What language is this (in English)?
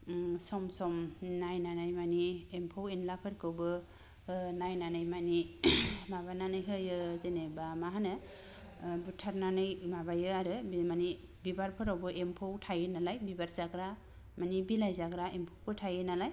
Bodo